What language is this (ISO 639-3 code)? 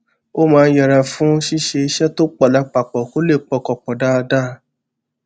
yor